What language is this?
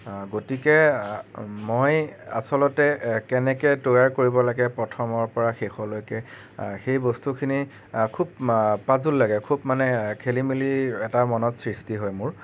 Assamese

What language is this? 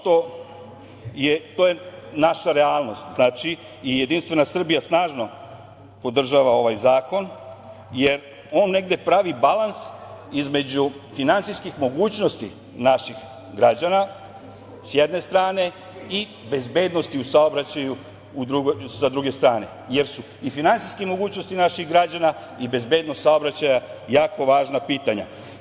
Serbian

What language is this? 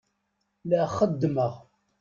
Kabyle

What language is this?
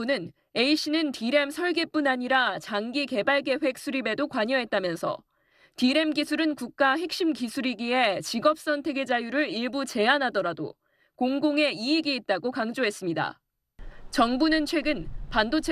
Korean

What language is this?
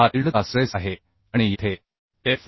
Marathi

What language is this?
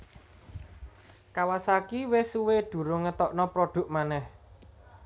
Javanese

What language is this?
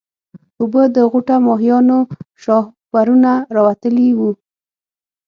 Pashto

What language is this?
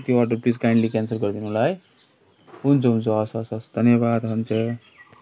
Nepali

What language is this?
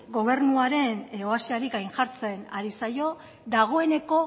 Basque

